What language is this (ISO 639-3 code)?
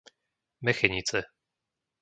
slk